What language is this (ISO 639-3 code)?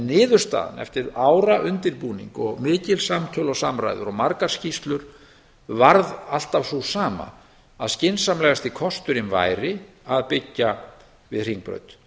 isl